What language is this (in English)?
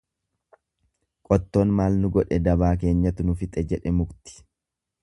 Oromo